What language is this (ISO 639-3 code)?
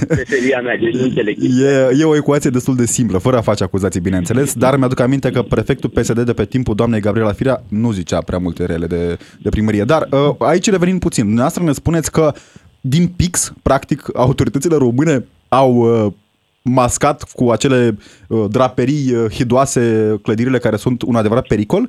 ron